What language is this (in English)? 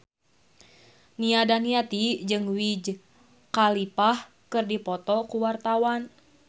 Sundanese